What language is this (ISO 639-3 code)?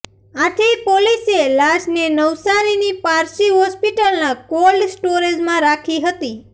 guj